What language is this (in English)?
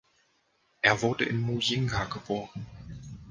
German